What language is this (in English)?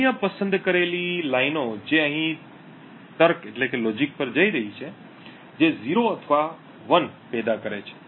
Gujarati